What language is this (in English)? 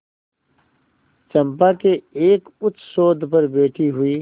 Hindi